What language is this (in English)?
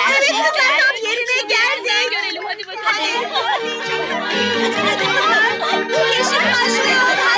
Turkish